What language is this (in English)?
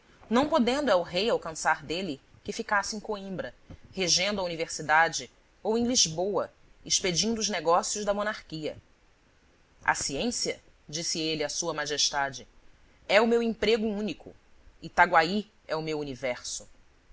Portuguese